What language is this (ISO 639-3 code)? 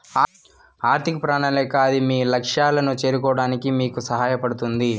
tel